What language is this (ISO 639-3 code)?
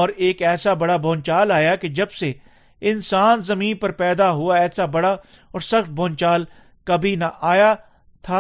urd